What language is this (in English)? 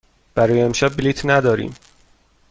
Persian